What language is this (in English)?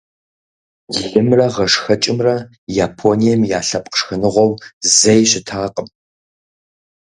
Kabardian